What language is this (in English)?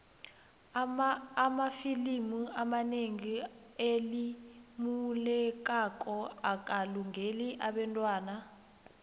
South Ndebele